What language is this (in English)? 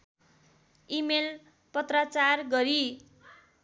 Nepali